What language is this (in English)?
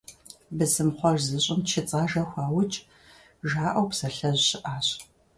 Kabardian